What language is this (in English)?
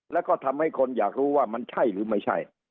Thai